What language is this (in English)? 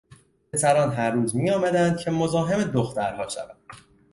Persian